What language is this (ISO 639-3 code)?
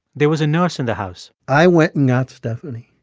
eng